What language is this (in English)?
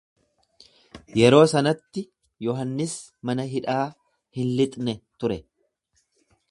Oromo